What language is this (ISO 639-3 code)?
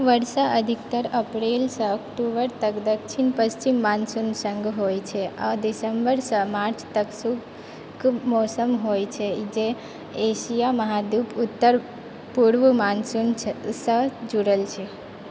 mai